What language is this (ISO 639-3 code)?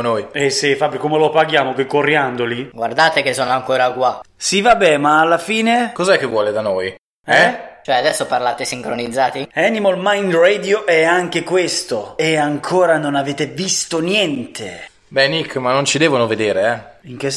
ita